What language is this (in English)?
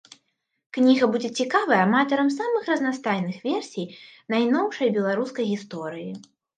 Belarusian